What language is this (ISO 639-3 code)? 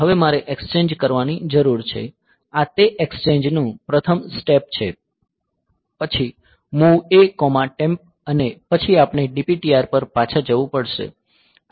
guj